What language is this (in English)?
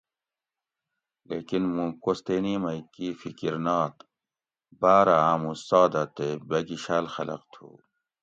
Gawri